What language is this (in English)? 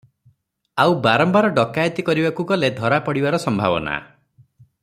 Odia